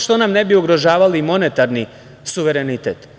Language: Serbian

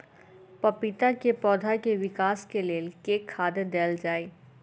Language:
Maithili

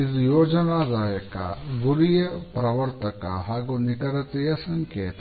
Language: Kannada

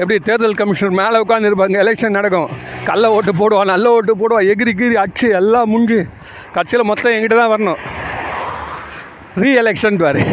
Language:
Tamil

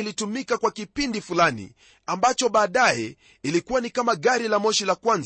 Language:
Swahili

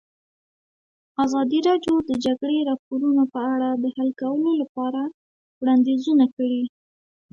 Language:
Pashto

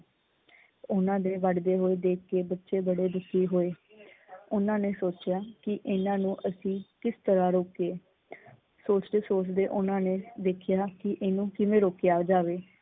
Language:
Punjabi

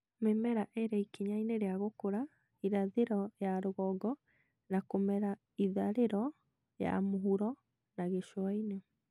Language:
Kikuyu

